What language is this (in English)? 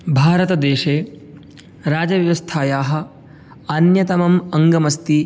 Sanskrit